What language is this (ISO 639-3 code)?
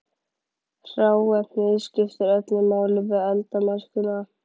isl